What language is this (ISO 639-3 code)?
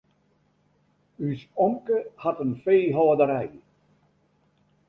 fry